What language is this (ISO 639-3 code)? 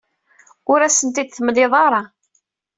kab